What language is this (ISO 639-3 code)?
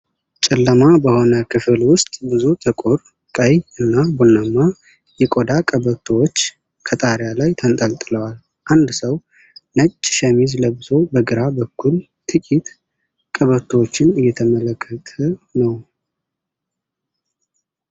amh